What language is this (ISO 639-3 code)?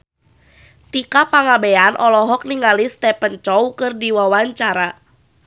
sun